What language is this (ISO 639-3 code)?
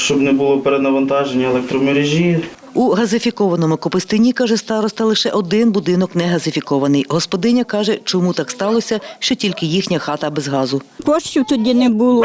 ukr